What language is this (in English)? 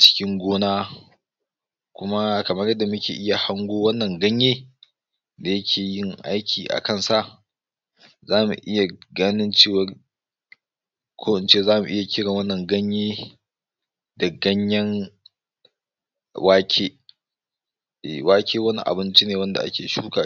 Hausa